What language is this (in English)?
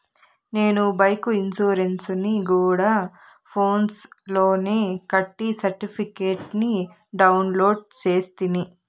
Telugu